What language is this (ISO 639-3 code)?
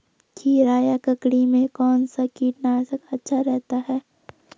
hin